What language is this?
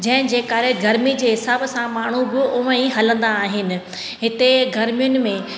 Sindhi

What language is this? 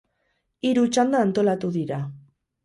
Basque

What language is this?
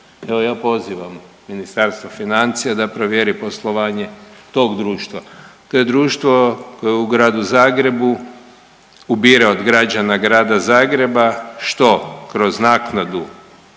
Croatian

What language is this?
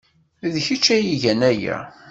Kabyle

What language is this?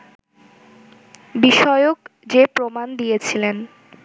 Bangla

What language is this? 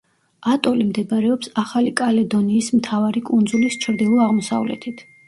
Georgian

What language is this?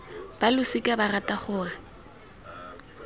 Tswana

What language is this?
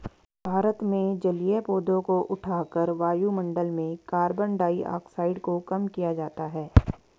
Hindi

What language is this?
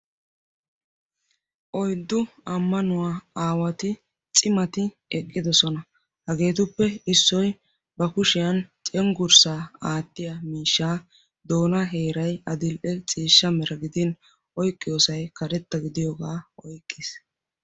Wolaytta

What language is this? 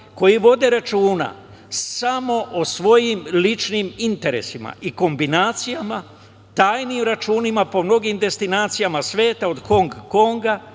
Serbian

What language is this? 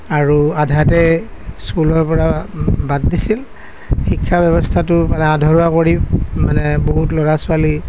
Assamese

